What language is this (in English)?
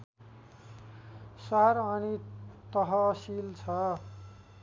Nepali